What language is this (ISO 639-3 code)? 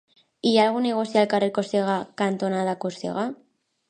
cat